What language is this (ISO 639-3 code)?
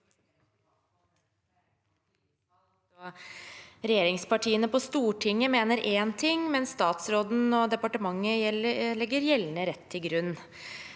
nor